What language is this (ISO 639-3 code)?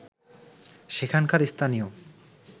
ben